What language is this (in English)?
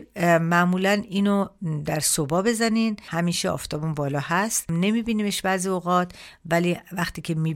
Persian